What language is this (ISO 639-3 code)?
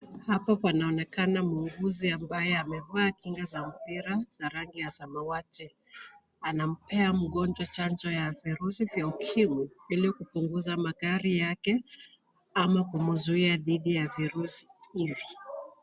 swa